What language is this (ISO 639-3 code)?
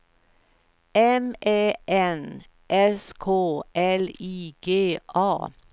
swe